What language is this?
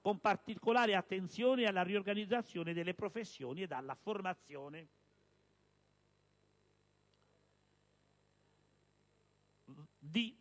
Italian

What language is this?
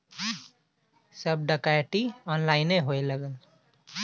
Bhojpuri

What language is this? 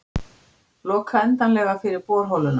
Icelandic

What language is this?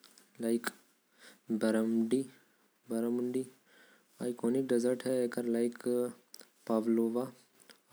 Korwa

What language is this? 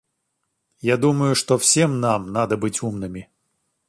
Russian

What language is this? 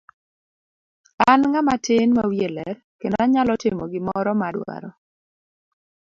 Luo (Kenya and Tanzania)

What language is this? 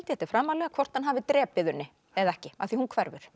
Icelandic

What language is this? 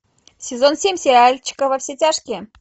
Russian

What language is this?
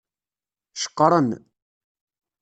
Kabyle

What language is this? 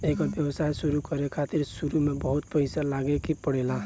Bhojpuri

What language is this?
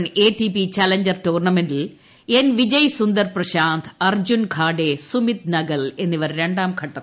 Malayalam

